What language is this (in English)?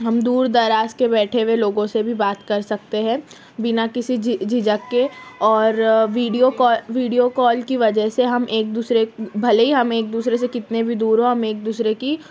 Urdu